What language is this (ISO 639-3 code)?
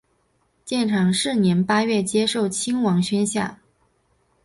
zho